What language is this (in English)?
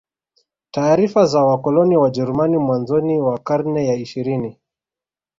Swahili